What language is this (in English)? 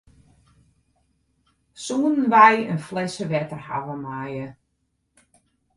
Western Frisian